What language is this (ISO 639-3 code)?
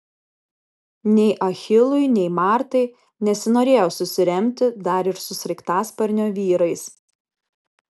lit